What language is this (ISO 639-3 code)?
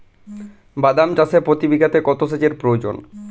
ben